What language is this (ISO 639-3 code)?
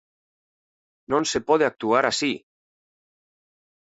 glg